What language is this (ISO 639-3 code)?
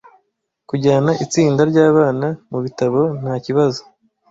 kin